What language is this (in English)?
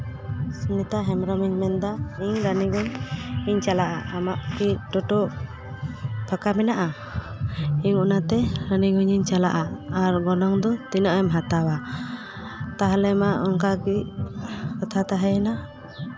Santali